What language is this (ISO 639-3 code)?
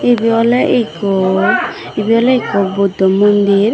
ccp